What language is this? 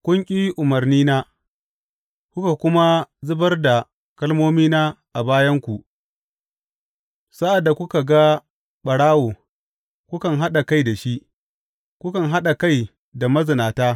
Hausa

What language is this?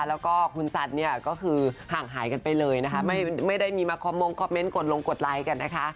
Thai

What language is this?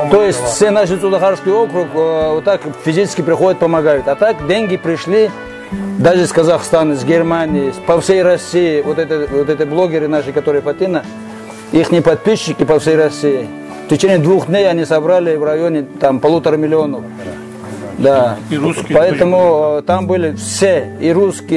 Russian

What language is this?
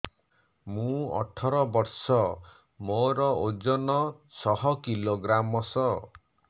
Odia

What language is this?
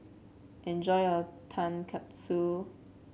English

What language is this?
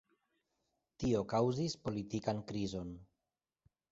Esperanto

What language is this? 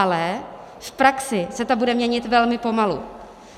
Czech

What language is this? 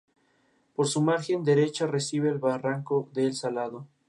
Spanish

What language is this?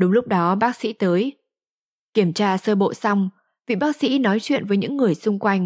Vietnamese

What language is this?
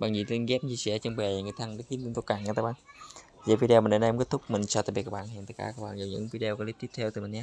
Vietnamese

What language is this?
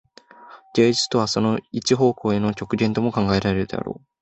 Japanese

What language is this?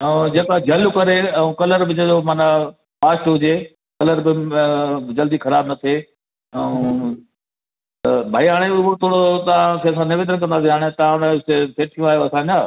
Sindhi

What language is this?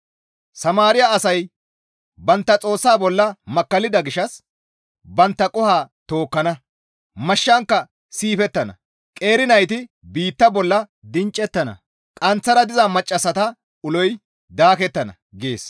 Gamo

